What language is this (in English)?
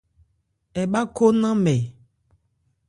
Ebrié